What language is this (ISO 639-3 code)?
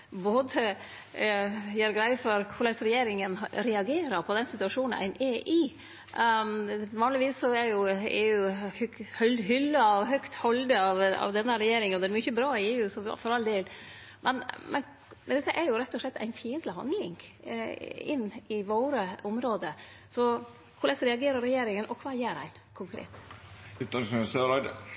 nno